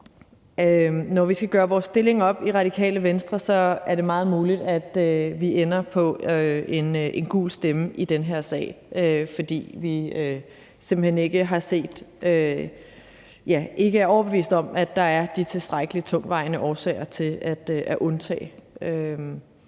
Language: Danish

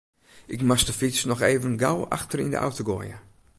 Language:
Western Frisian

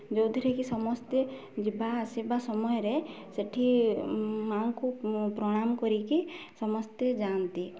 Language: Odia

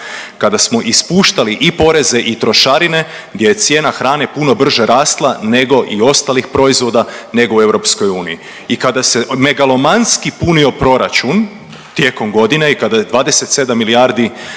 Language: Croatian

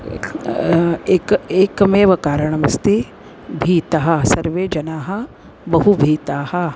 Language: Sanskrit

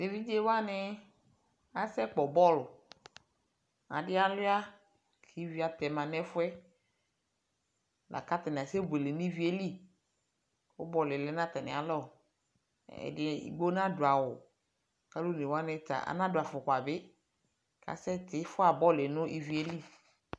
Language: Ikposo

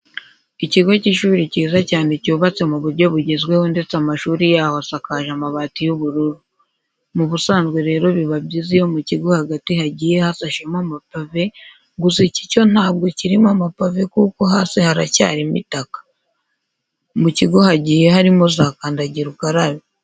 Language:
Kinyarwanda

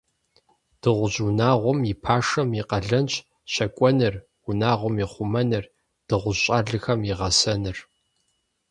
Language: Kabardian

